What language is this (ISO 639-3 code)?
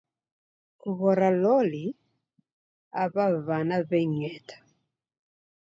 dav